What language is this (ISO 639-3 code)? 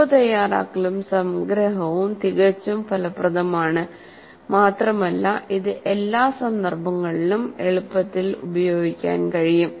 mal